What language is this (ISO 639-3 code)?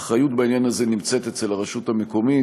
heb